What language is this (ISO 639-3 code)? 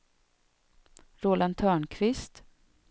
swe